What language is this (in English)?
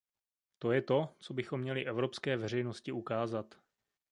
Czech